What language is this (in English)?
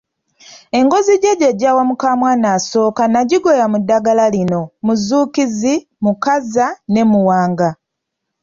Ganda